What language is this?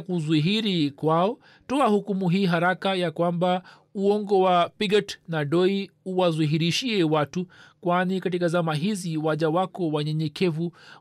Swahili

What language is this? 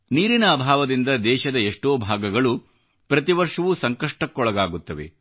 Kannada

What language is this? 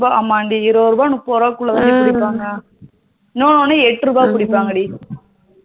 Tamil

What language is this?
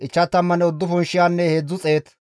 Gamo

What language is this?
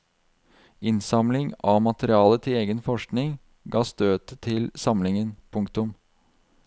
Norwegian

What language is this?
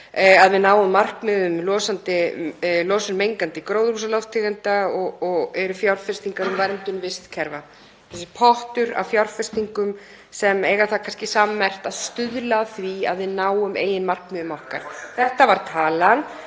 Icelandic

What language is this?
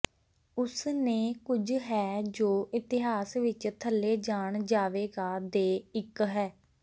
Punjabi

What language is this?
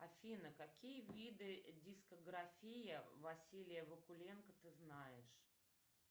Russian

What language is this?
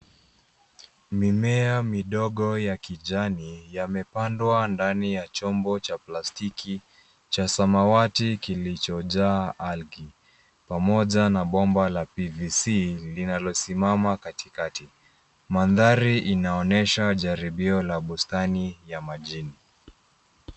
Swahili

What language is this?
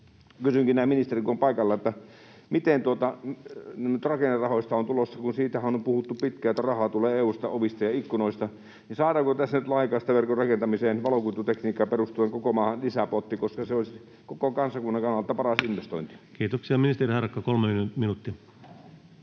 Finnish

